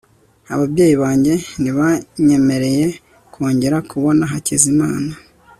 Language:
Kinyarwanda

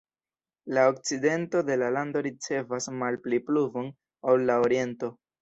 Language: Esperanto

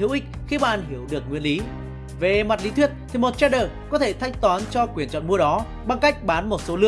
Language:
Vietnamese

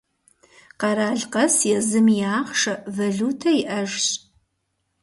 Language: Kabardian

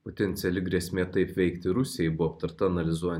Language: Lithuanian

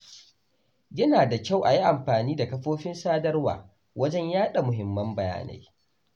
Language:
Hausa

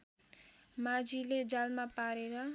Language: Nepali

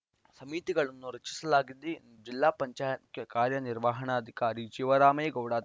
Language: Kannada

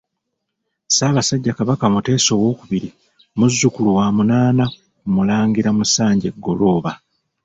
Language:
Ganda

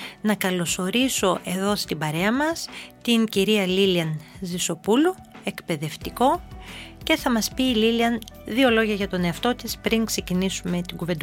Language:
Greek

